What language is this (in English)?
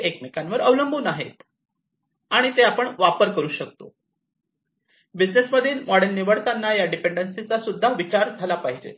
Marathi